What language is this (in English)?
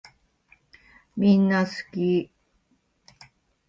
Japanese